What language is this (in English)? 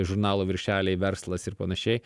Lithuanian